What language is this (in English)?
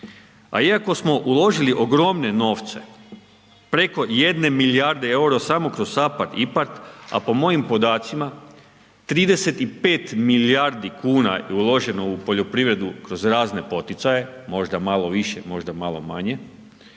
Croatian